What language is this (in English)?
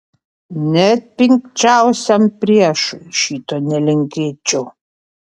Lithuanian